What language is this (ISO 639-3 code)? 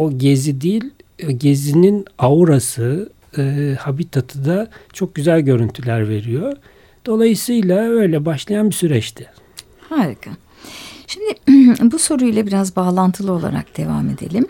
tur